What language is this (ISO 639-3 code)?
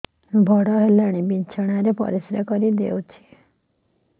ori